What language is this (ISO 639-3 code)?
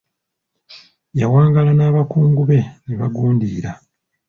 lug